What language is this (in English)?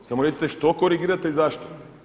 Croatian